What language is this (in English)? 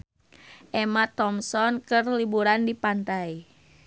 Sundanese